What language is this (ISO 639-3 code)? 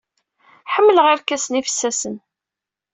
kab